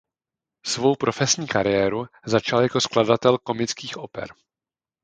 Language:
Czech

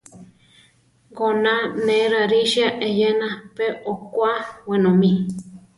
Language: Central Tarahumara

